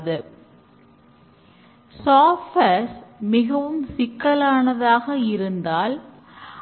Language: Tamil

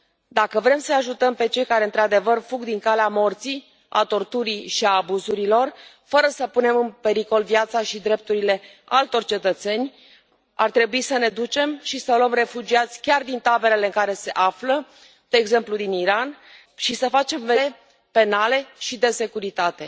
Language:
Romanian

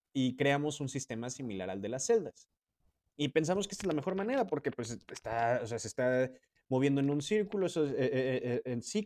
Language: Spanish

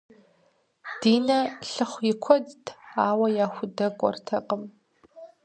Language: Kabardian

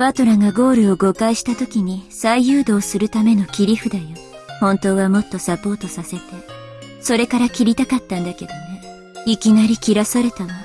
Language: Japanese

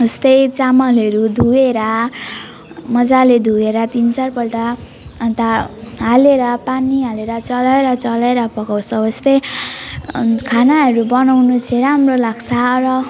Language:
Nepali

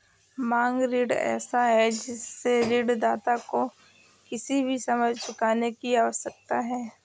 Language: Hindi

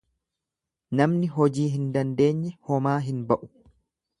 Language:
Oromo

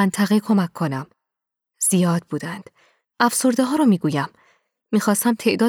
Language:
Persian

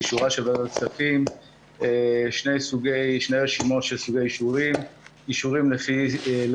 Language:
Hebrew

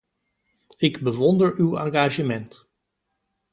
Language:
Dutch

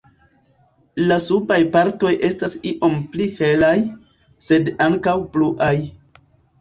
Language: Esperanto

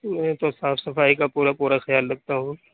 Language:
Urdu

